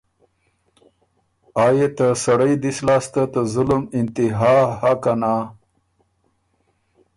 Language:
Ormuri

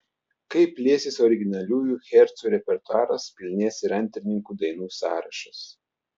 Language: Lithuanian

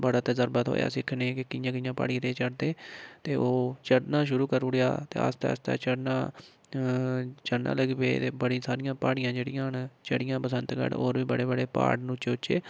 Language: Dogri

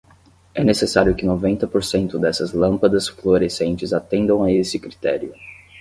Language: Portuguese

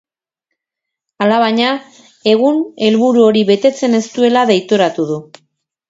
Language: Basque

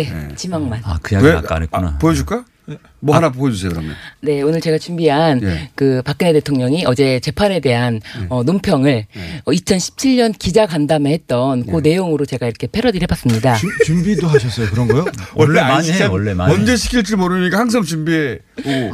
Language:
Korean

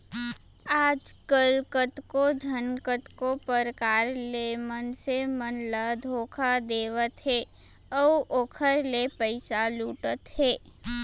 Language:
Chhattisgarhi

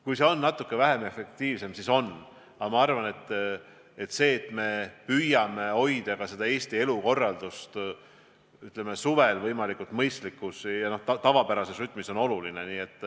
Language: Estonian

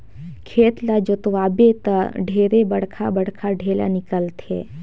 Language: Chhattisgarhi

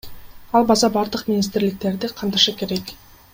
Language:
Kyrgyz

